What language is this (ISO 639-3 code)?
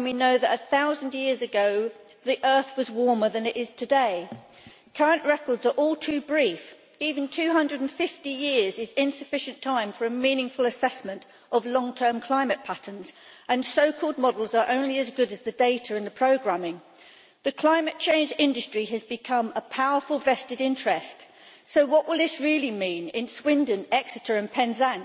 eng